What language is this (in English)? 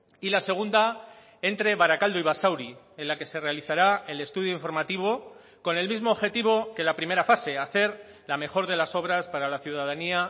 Spanish